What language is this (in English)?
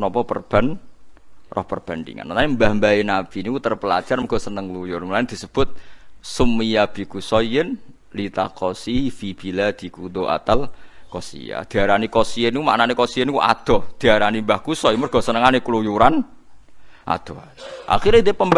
Indonesian